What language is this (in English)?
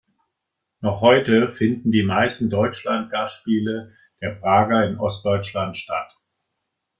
German